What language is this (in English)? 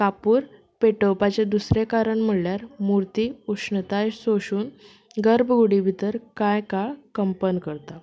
Konkani